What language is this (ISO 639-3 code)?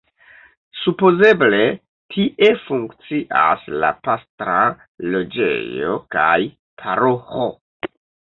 epo